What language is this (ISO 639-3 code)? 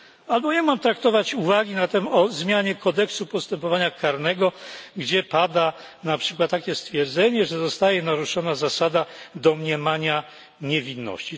pol